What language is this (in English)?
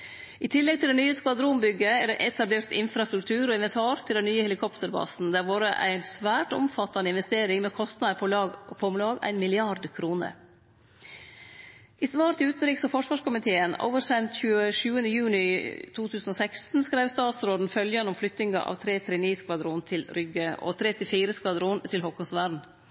Norwegian Nynorsk